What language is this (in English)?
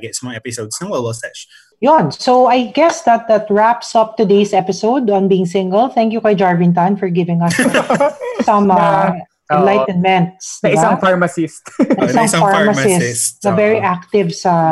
Filipino